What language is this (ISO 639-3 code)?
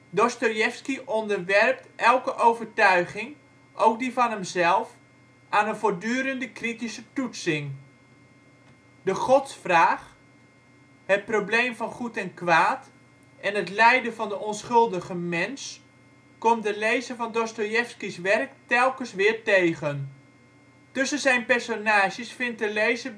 nld